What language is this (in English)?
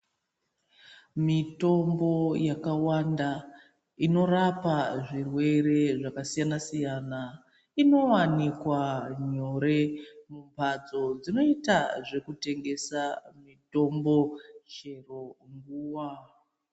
Ndau